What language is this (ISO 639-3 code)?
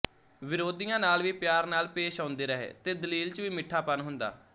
pan